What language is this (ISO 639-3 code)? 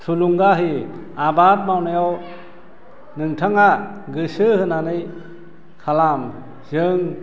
brx